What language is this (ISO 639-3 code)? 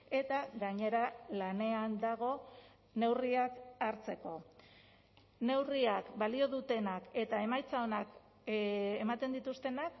eus